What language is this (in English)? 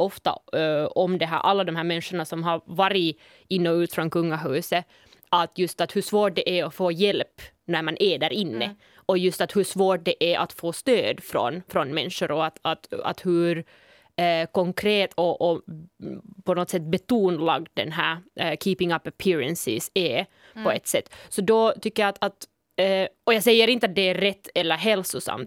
Swedish